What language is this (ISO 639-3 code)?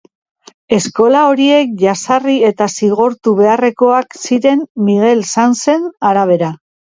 eus